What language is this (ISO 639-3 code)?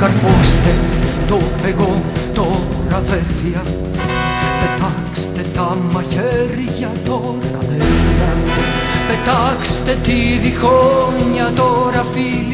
ell